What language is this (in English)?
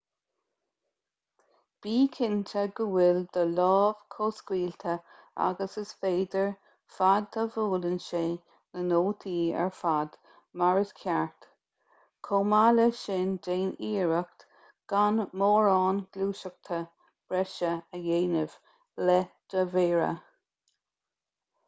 Irish